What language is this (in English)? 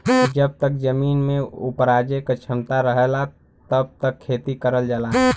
Bhojpuri